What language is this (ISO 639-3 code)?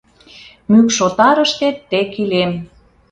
chm